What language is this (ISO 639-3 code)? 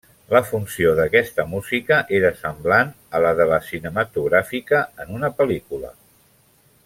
cat